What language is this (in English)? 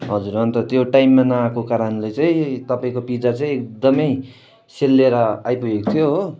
Nepali